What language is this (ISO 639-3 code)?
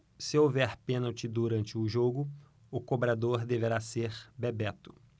por